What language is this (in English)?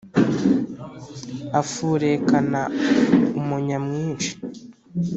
Kinyarwanda